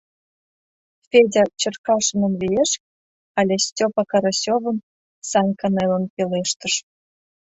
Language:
Mari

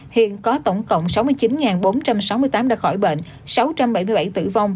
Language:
Vietnamese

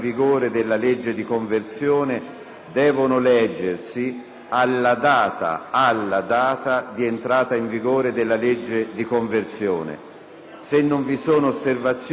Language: Italian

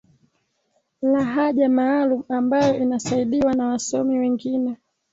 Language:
Swahili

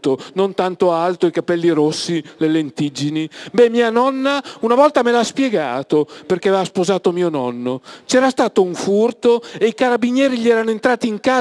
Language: Italian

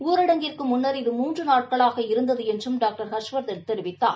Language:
Tamil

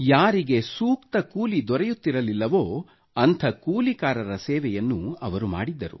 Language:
Kannada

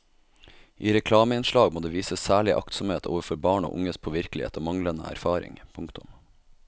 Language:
Norwegian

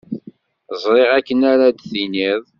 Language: Kabyle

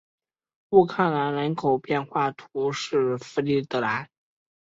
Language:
Chinese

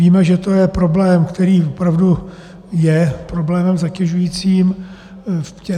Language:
Czech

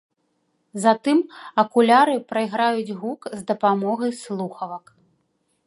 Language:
Belarusian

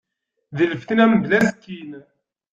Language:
Kabyle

